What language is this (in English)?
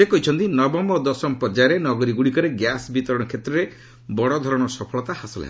Odia